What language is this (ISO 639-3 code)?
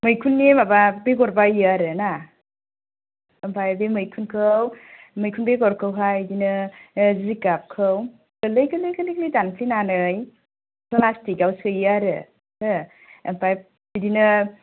brx